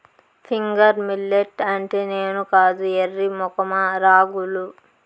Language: Telugu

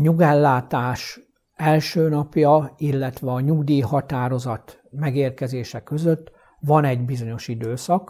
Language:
Hungarian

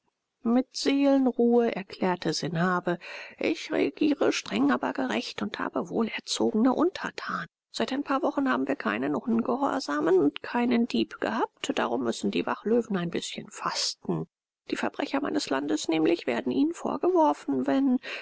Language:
German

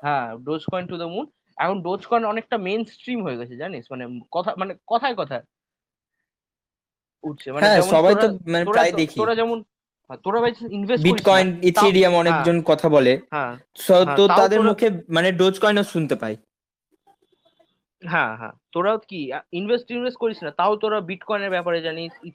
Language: Bangla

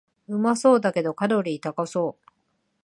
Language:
Japanese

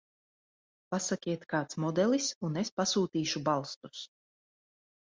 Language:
Latvian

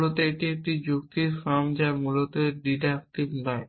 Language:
Bangla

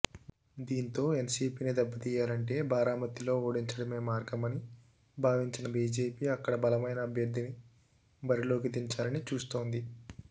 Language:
Telugu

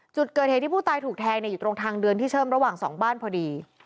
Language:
Thai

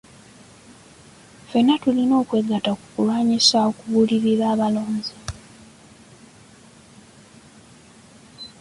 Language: Ganda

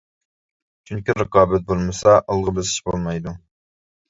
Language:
Uyghur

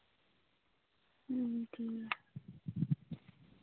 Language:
Santali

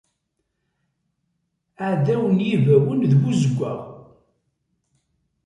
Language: Kabyle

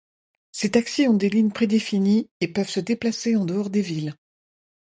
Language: French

